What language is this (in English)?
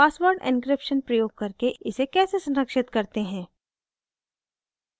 Hindi